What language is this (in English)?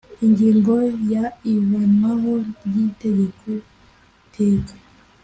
Kinyarwanda